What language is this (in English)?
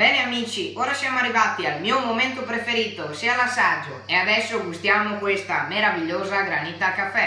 Italian